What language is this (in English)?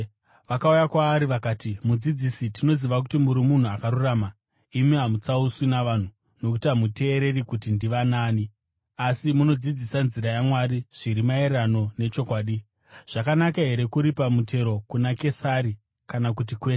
Shona